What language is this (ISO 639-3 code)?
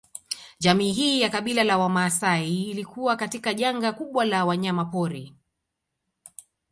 swa